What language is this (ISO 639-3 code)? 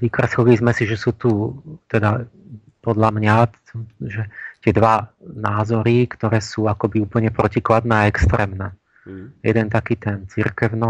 slk